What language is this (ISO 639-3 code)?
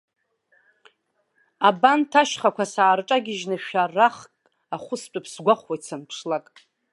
abk